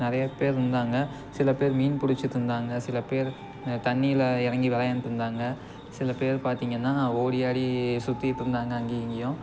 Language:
Tamil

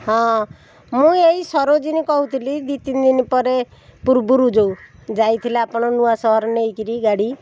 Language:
Odia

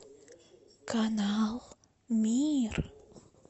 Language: Russian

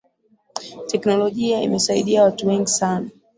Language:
Swahili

